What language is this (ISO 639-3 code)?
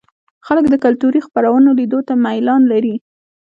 pus